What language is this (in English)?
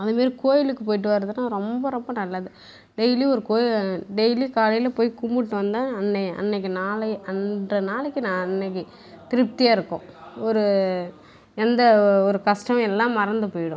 Tamil